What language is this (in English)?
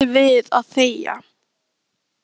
Icelandic